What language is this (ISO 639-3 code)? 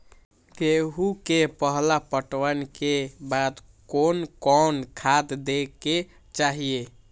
mai